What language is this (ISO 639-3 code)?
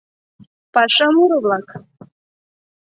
chm